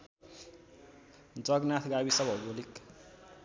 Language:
Nepali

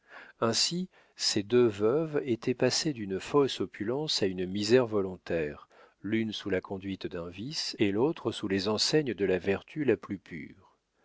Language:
French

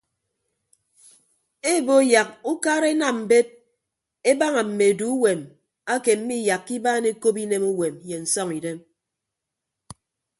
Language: Ibibio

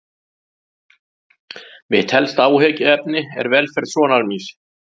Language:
Icelandic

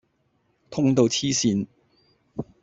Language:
Cantonese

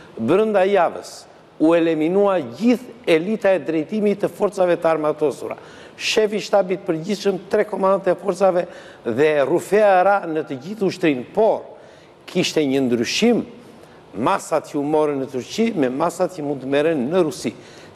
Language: Romanian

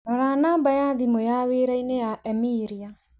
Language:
Kikuyu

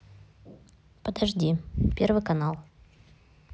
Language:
Russian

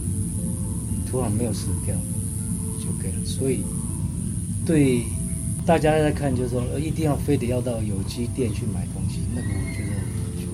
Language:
Chinese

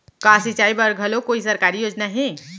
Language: Chhattisgarhi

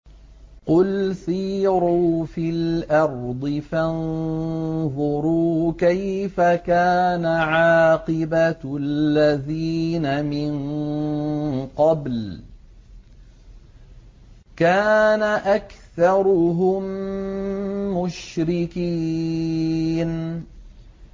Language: Arabic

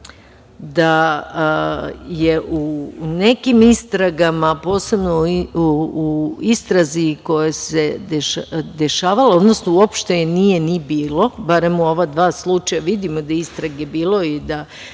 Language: Serbian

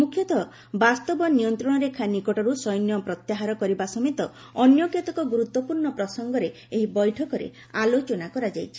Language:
Odia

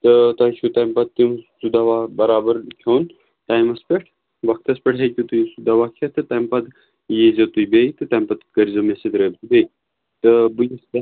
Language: Kashmiri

